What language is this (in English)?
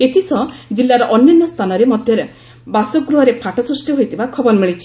Odia